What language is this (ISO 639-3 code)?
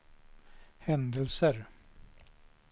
swe